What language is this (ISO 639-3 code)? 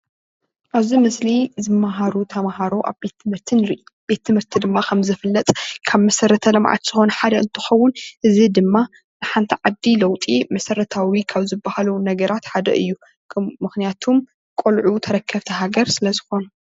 tir